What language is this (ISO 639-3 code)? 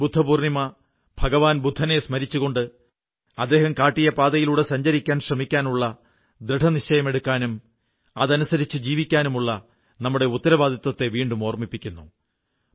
mal